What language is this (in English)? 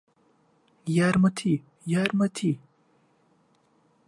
Central Kurdish